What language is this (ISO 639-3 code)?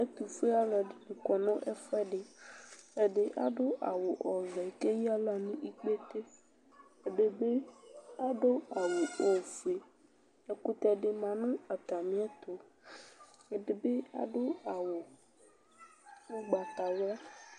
kpo